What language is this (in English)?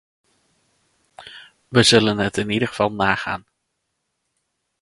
Dutch